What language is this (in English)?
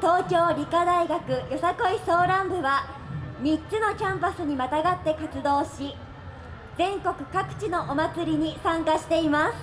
Japanese